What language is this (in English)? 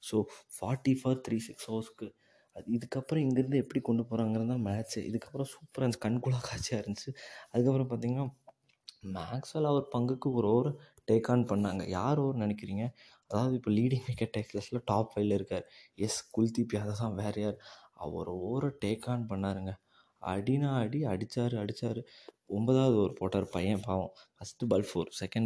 Tamil